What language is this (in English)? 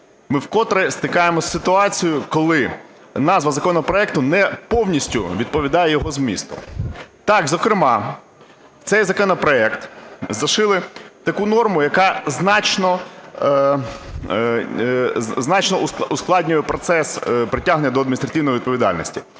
Ukrainian